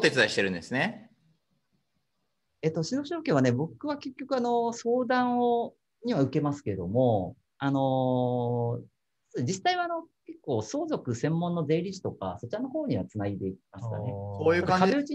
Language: Japanese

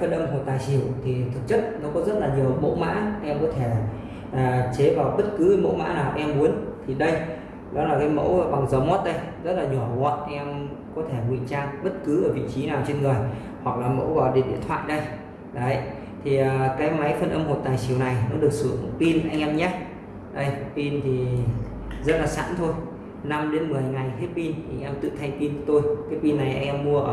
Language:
Vietnamese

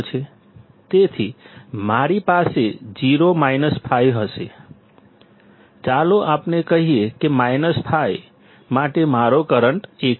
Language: Gujarati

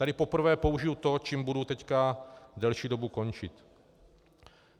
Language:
Czech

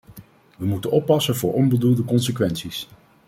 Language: Dutch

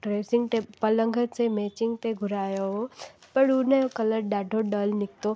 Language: Sindhi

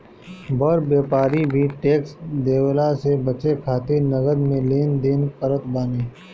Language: Bhojpuri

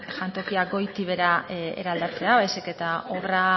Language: Basque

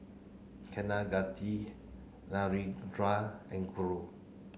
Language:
English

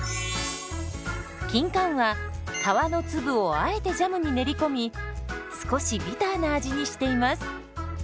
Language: Japanese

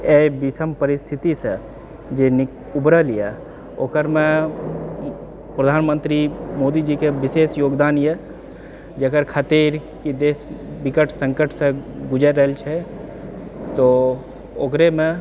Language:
Maithili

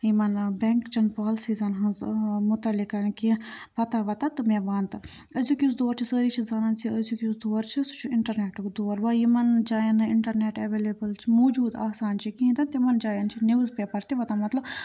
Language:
Kashmiri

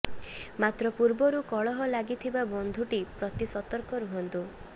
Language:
Odia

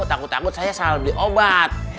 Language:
Indonesian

